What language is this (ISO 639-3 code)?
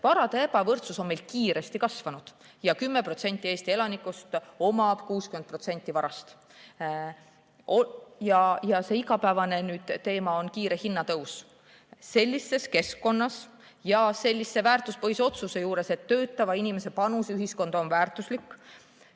est